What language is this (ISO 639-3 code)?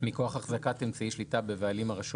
heb